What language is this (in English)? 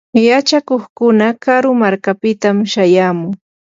Yanahuanca Pasco Quechua